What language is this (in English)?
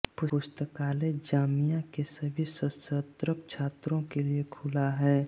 Hindi